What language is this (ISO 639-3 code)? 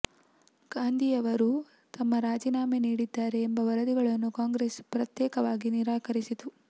kan